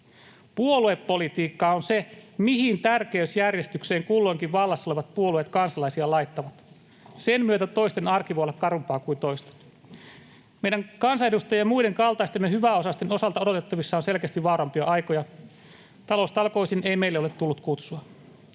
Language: Finnish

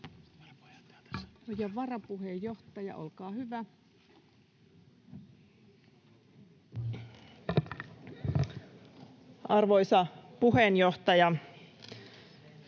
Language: Finnish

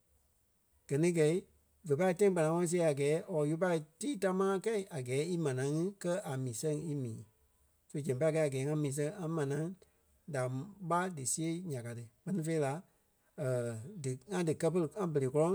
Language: Kpelle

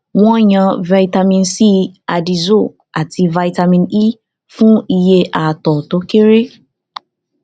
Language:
Yoruba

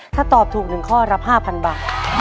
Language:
Thai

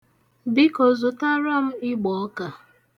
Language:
Igbo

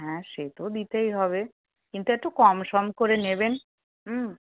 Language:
Bangla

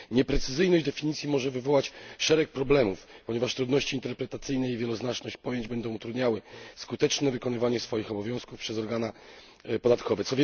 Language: Polish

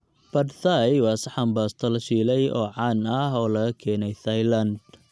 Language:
Somali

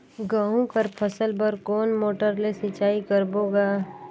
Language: Chhattisgarhi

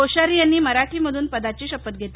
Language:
Marathi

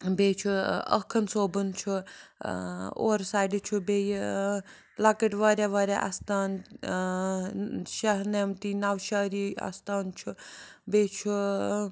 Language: Kashmiri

